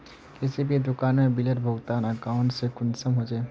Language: Magahi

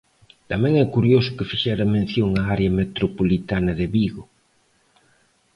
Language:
Galician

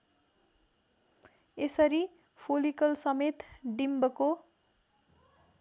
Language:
Nepali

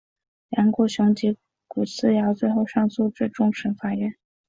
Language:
Chinese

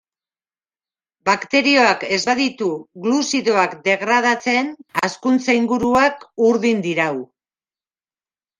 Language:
Basque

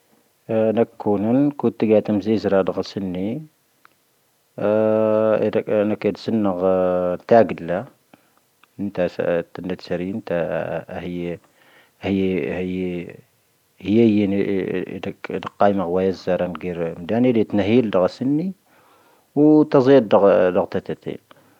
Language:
Tahaggart Tamahaq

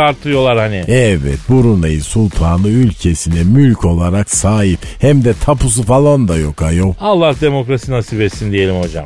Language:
Turkish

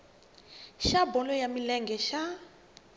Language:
Tsonga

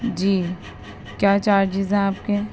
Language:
Urdu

